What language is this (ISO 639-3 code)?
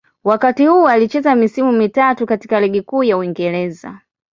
swa